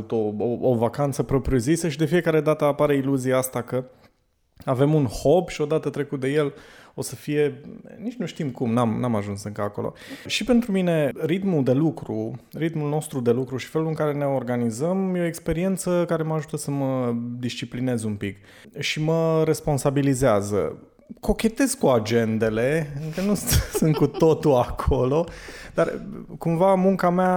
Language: Romanian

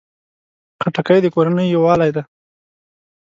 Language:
Pashto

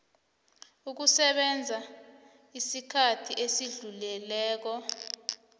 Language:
South Ndebele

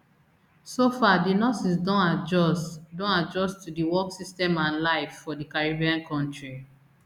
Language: Nigerian Pidgin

